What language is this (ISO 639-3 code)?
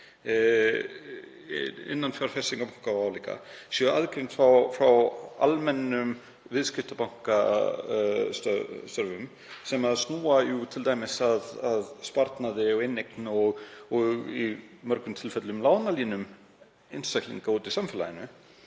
isl